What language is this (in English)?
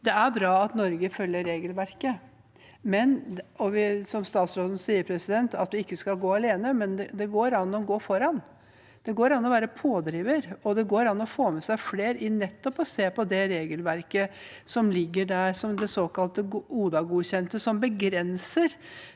Norwegian